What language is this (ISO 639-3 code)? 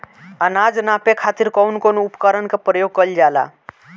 bho